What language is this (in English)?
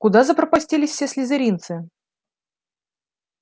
Russian